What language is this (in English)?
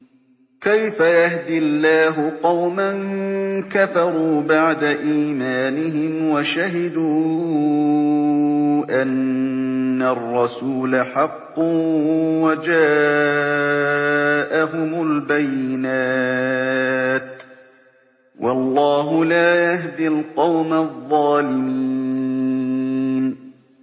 Arabic